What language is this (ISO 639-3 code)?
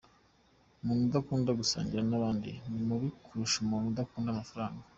kin